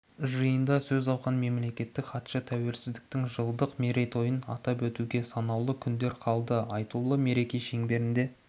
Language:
Kazakh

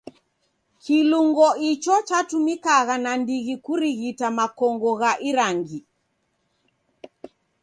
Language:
Taita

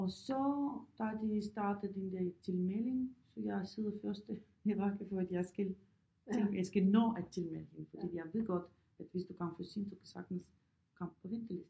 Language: Danish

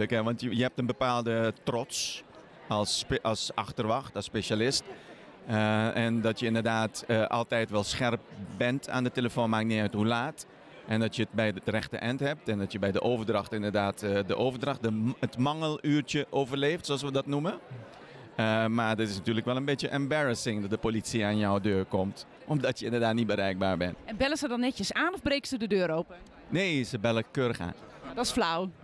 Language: Dutch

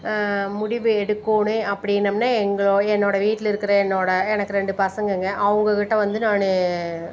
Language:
Tamil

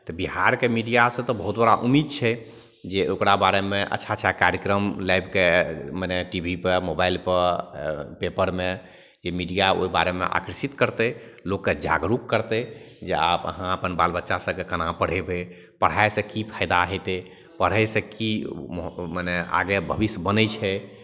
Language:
Maithili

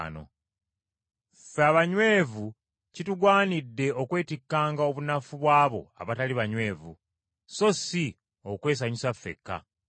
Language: Ganda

